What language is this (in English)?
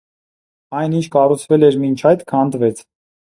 Armenian